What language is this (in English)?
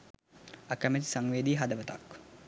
Sinhala